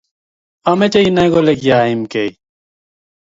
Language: Kalenjin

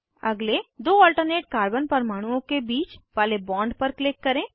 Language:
Hindi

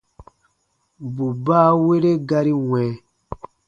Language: Baatonum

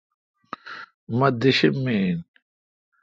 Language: Kalkoti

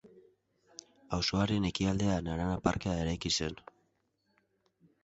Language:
Basque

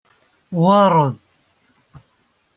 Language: Kabyle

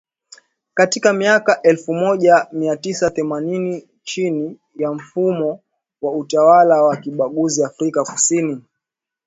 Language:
Swahili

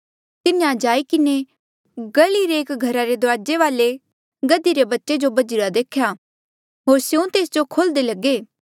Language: Mandeali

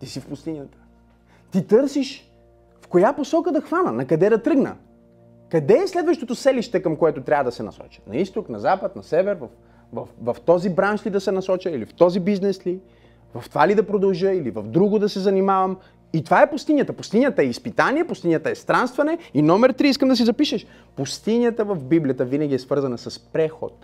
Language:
Bulgarian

